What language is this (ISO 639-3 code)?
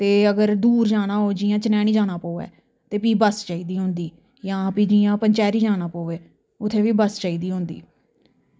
doi